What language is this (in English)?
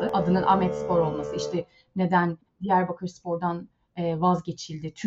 Turkish